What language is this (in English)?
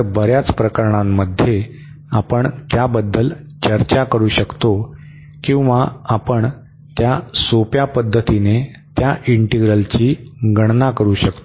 Marathi